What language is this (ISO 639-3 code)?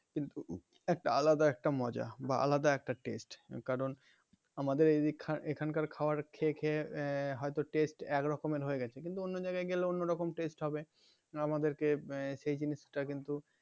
ben